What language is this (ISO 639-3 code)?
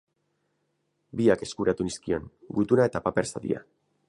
eus